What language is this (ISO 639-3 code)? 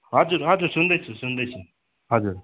nep